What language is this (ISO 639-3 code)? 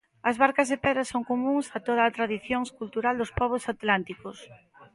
glg